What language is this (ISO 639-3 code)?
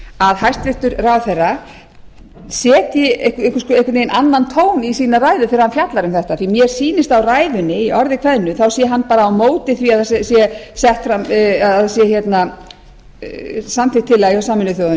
isl